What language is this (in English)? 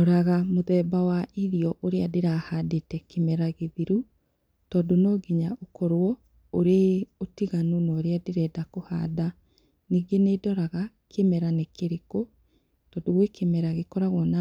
Kikuyu